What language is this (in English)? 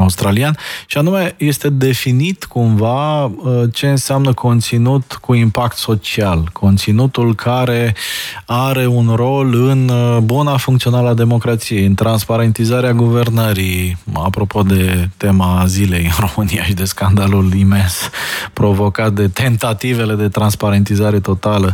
Romanian